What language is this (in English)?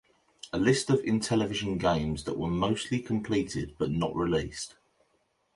English